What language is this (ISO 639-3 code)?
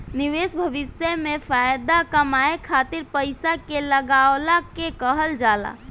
bho